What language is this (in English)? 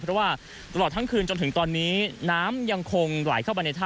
Thai